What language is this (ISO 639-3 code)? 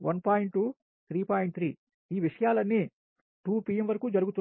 tel